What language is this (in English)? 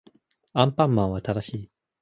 Japanese